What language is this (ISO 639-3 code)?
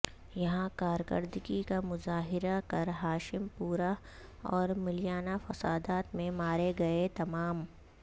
urd